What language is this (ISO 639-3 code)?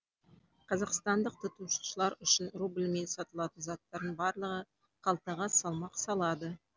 kaz